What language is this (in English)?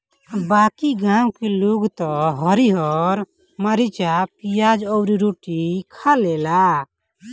Bhojpuri